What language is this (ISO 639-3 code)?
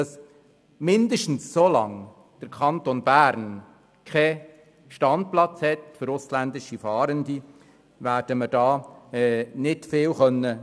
gsw